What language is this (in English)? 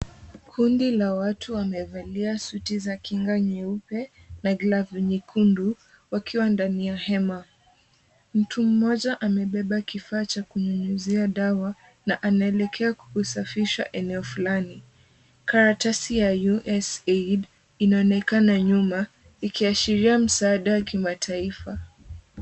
Swahili